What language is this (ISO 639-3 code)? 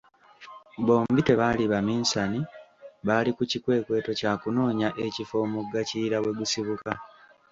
lug